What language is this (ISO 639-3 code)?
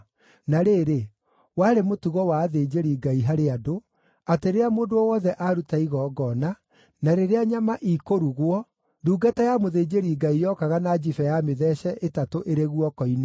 kik